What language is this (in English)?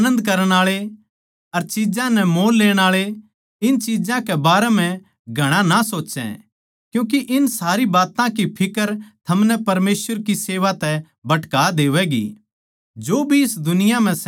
Haryanvi